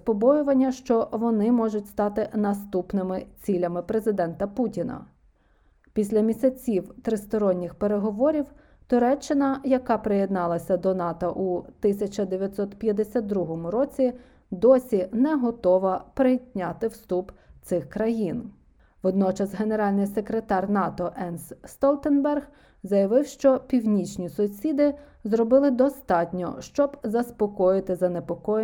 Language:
Ukrainian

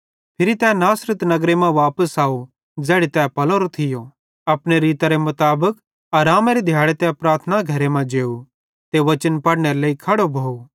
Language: Bhadrawahi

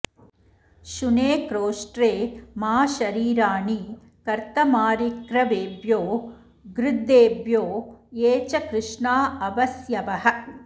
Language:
Sanskrit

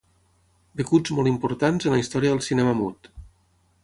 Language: Catalan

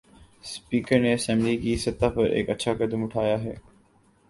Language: Urdu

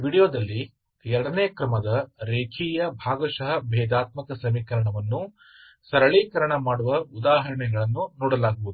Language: Kannada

